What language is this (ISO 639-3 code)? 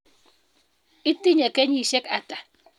kln